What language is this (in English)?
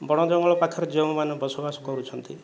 Odia